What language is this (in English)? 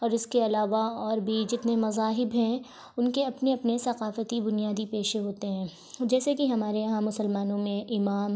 Urdu